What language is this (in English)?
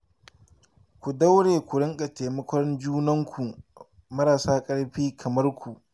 Hausa